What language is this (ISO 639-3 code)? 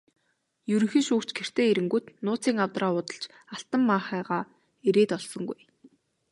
mon